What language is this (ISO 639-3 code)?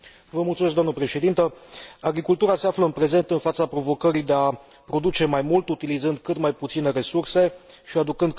ron